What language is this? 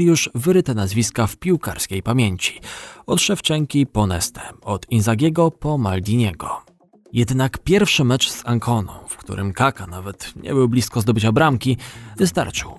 Polish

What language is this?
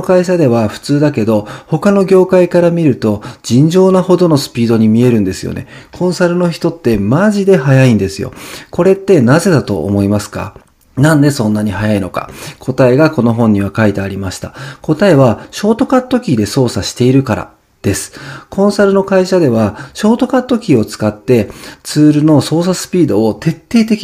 Japanese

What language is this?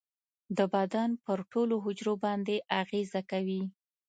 Pashto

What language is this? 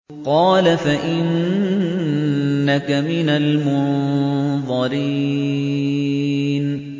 Arabic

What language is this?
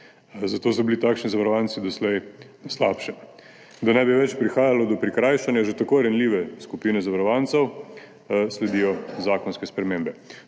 Slovenian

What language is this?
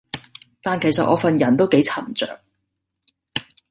Cantonese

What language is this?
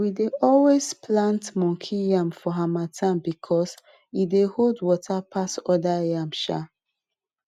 Nigerian Pidgin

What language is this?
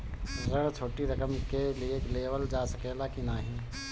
Bhojpuri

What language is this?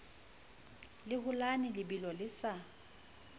Southern Sotho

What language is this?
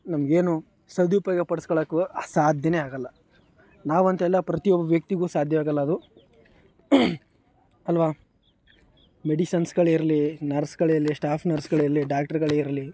Kannada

